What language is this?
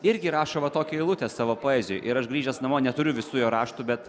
Lithuanian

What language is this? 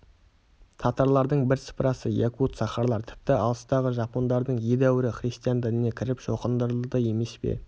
Kazakh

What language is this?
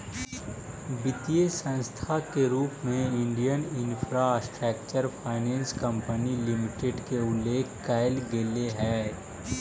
Magahi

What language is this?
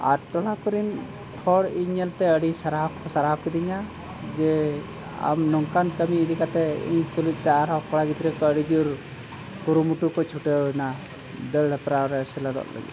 Santali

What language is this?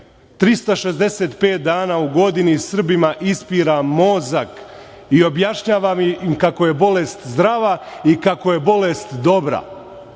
Serbian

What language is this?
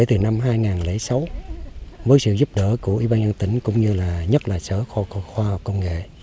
Vietnamese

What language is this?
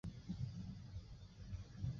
Chinese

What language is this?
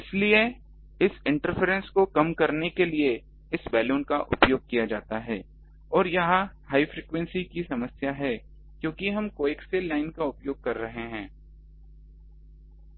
Hindi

